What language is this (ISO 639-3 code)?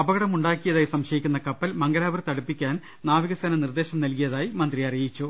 mal